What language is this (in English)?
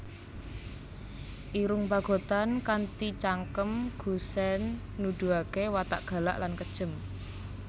Javanese